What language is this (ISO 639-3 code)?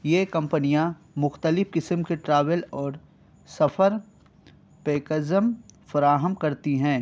urd